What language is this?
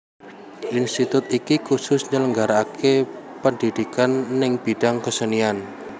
Javanese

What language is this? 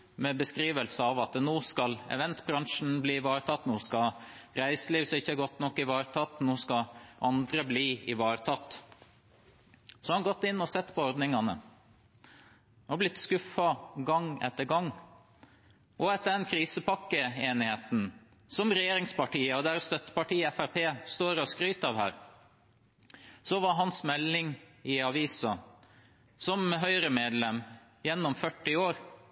Norwegian Bokmål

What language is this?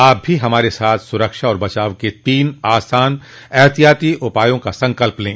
Hindi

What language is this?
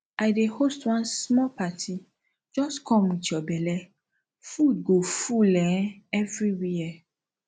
Nigerian Pidgin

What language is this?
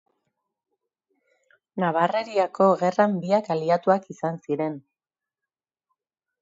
Basque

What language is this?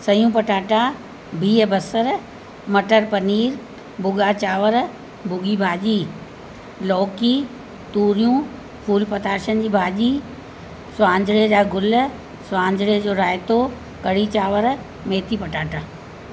Sindhi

